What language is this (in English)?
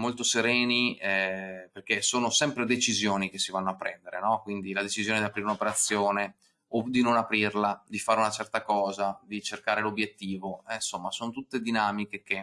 Italian